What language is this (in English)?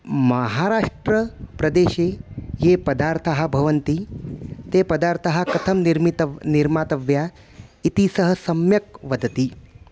Sanskrit